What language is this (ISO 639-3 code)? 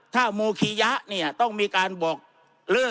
tha